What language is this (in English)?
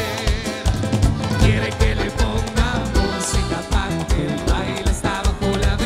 Spanish